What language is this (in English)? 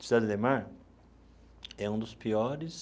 Portuguese